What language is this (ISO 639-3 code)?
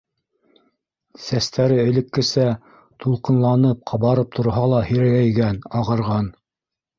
bak